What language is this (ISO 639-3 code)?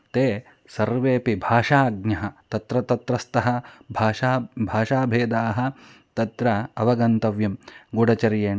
san